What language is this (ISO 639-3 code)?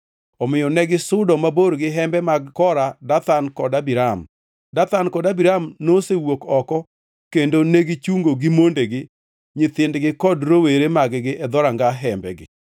luo